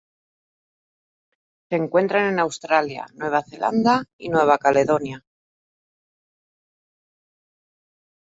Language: Spanish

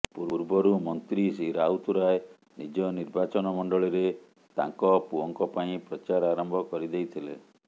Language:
Odia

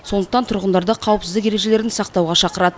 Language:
Kazakh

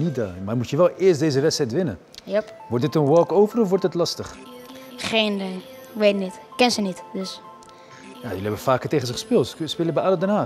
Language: Dutch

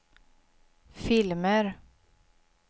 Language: Swedish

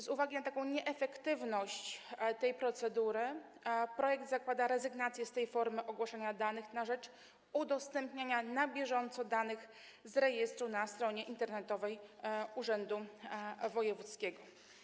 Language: Polish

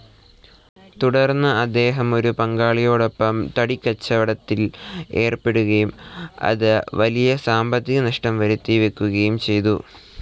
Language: Malayalam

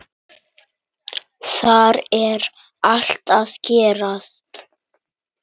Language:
Icelandic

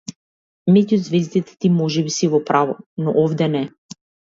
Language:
Macedonian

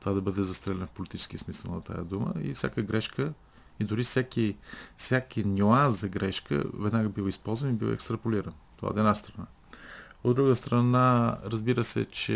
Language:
Bulgarian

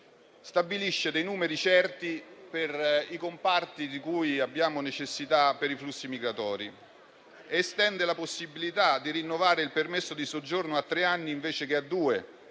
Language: Italian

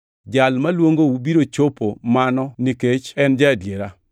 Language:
Luo (Kenya and Tanzania)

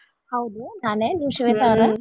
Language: Kannada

